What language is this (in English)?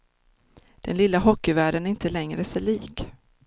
Swedish